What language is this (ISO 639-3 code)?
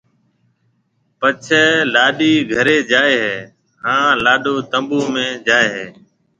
mve